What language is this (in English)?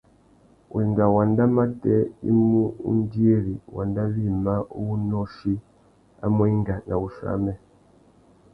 Tuki